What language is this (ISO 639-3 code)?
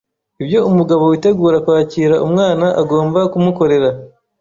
kin